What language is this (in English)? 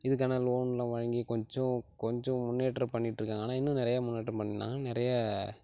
Tamil